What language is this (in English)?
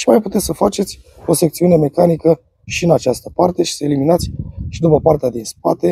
Romanian